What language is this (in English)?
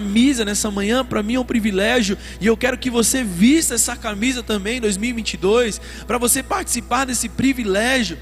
Portuguese